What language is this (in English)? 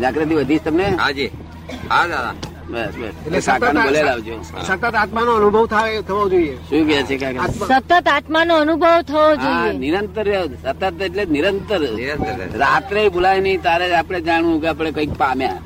Gujarati